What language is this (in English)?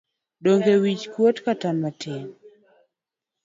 Luo (Kenya and Tanzania)